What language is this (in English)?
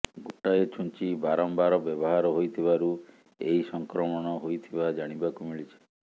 Odia